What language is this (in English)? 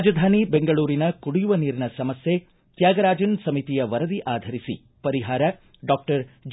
Kannada